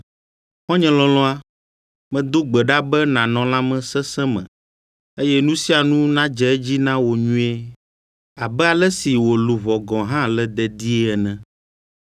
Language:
Ewe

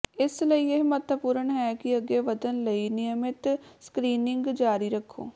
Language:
Punjabi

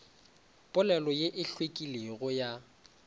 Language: Northern Sotho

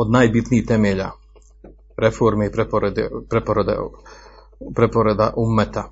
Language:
Croatian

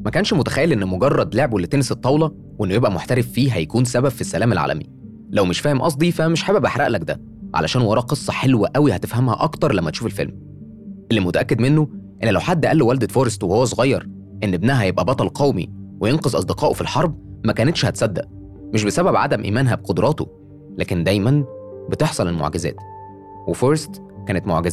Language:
Arabic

